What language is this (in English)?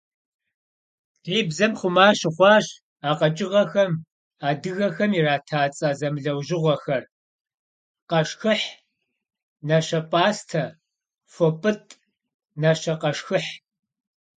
Kabardian